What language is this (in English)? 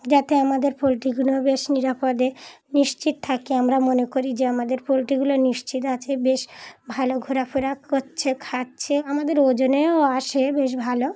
Bangla